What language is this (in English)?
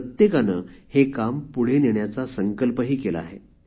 Marathi